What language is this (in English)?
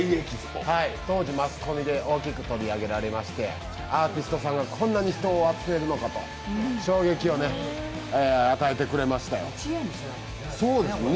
Japanese